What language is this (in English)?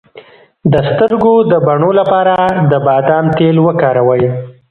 Pashto